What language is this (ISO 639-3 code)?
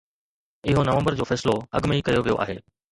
snd